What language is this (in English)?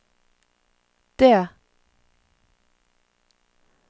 Norwegian